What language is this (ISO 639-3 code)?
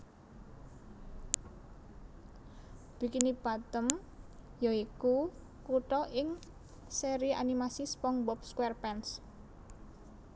jav